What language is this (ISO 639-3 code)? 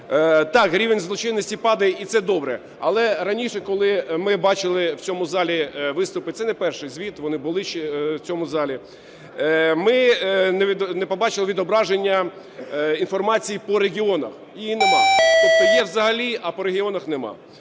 ukr